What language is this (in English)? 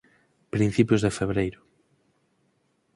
Galician